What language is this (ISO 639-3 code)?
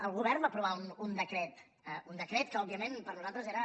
cat